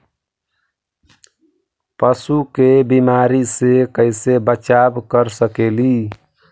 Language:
Magahi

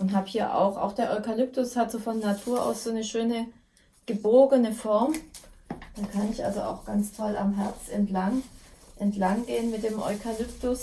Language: German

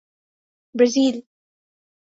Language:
Urdu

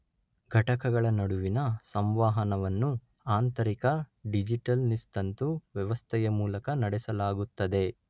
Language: Kannada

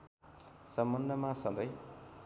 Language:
Nepali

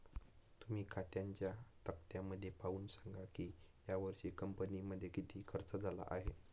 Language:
Marathi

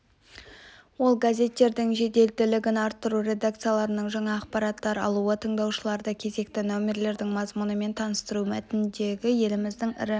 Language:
Kazakh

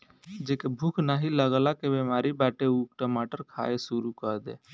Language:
Bhojpuri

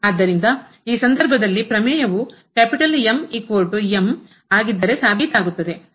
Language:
Kannada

